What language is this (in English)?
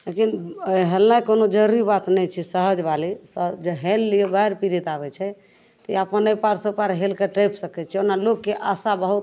Maithili